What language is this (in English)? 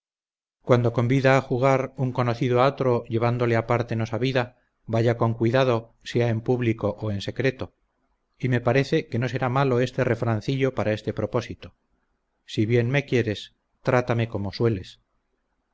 Spanish